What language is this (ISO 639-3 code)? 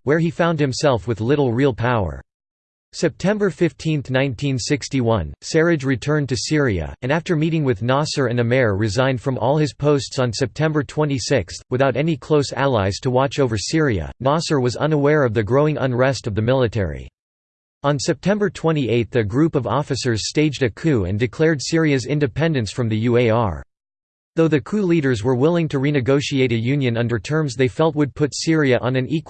eng